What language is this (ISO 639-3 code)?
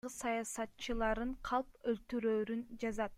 kir